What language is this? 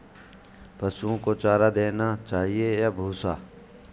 Hindi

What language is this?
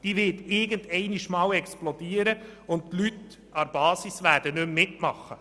Swiss German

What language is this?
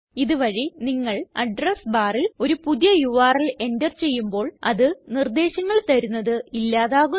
Malayalam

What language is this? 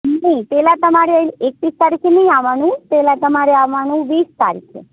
Gujarati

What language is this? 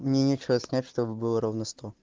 Russian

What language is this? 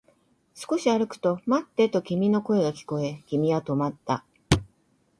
Japanese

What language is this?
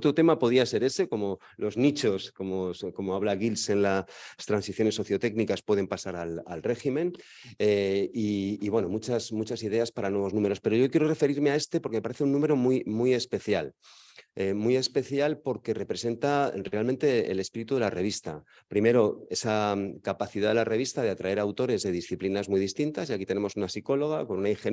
Spanish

